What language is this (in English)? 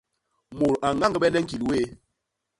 Basaa